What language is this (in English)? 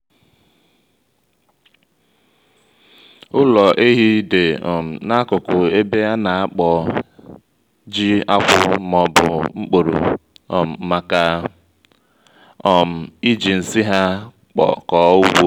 Igbo